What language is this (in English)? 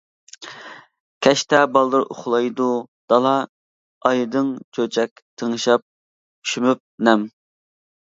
Uyghur